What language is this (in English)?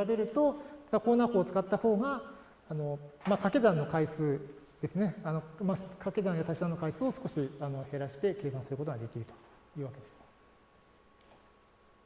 Japanese